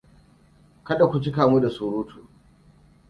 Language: Hausa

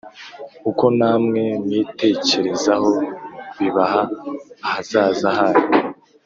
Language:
Kinyarwanda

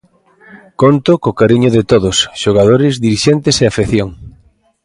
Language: Galician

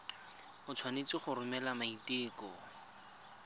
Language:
Tswana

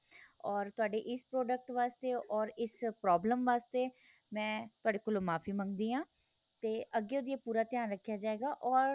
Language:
Punjabi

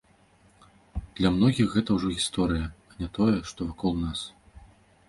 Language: Belarusian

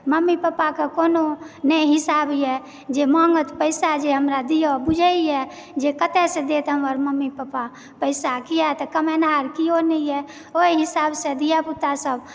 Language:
Maithili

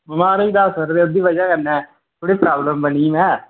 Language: Dogri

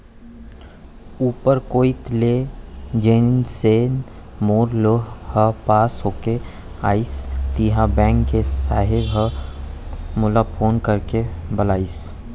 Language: Chhattisgarhi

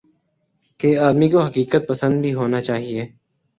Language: Urdu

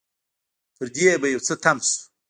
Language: Pashto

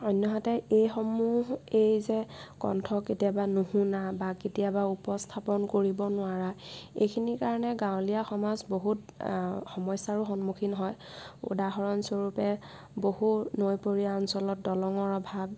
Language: Assamese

